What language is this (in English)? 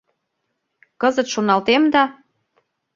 Mari